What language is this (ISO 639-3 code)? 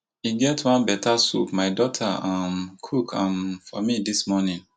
pcm